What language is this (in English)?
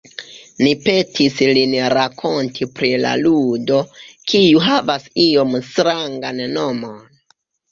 Esperanto